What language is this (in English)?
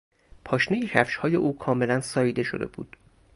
Persian